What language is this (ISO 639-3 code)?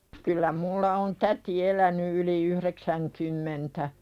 fin